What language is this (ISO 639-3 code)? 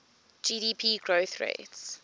eng